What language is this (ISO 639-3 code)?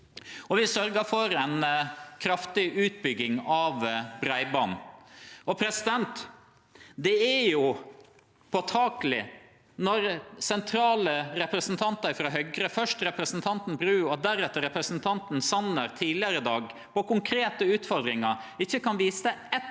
nor